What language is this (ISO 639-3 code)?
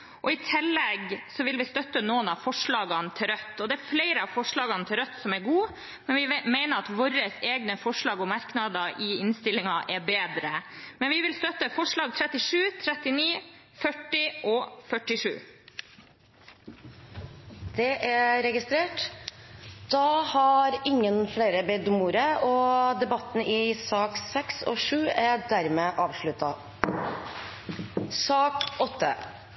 nob